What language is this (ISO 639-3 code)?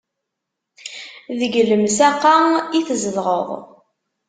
kab